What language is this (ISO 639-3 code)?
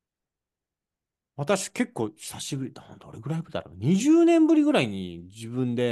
jpn